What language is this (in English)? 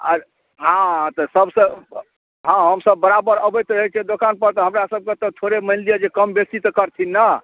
Maithili